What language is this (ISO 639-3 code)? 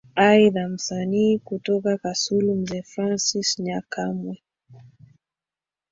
swa